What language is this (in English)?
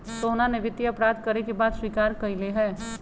Magahi